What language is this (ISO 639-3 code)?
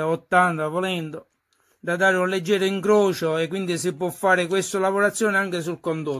ita